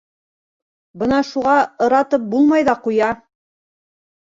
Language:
Bashkir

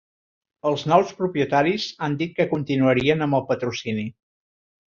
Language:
Catalan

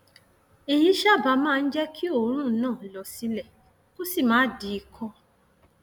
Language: Yoruba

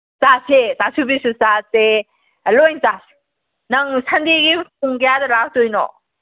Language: Manipuri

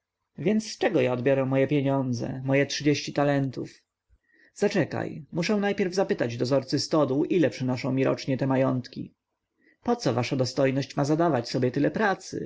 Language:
Polish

